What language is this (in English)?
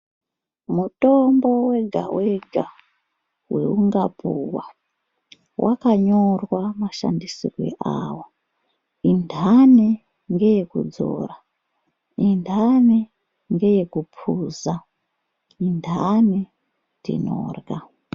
Ndau